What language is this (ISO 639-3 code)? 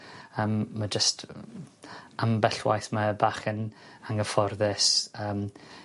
cym